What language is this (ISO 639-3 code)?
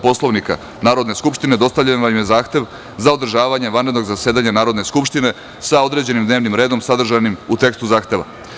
srp